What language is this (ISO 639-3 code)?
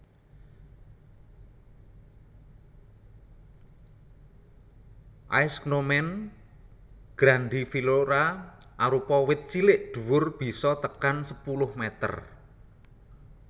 jav